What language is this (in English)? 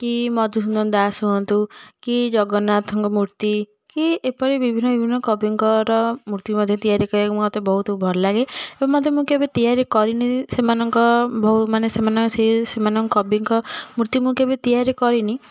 Odia